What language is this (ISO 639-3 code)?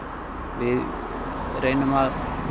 isl